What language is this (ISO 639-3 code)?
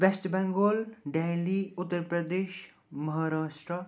kas